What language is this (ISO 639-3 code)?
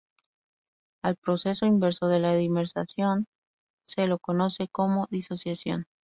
spa